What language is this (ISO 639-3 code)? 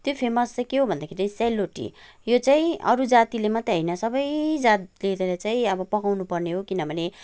nep